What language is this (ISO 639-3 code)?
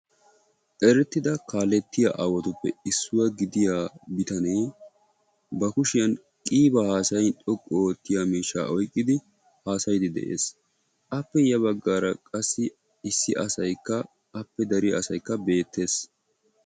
wal